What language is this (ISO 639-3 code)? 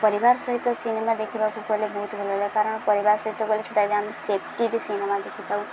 ori